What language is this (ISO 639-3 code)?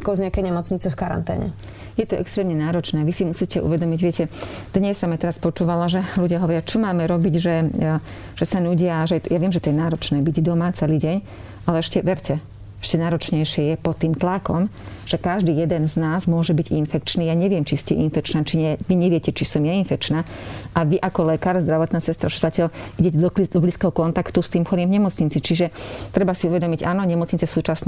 slk